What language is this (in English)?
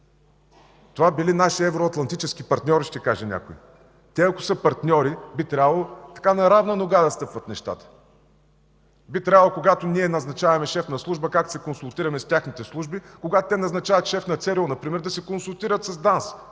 Bulgarian